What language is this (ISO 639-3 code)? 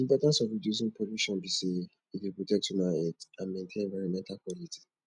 pcm